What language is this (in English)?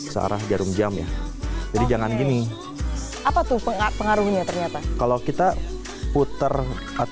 Indonesian